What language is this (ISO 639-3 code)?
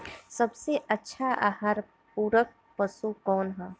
bho